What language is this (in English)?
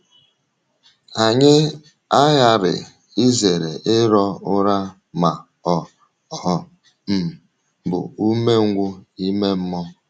Igbo